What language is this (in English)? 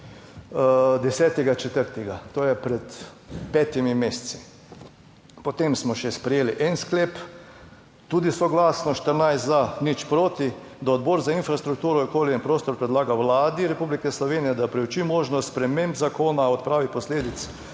Slovenian